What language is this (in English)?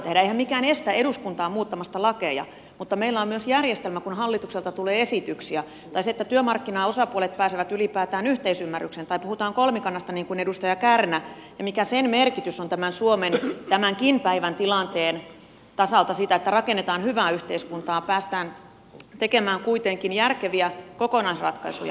Finnish